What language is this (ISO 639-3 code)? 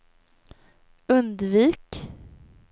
swe